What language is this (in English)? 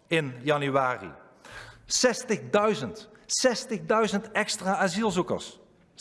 Dutch